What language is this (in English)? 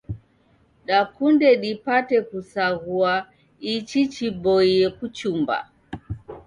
Taita